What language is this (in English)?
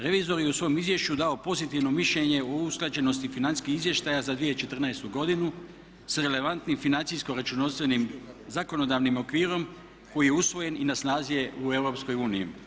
Croatian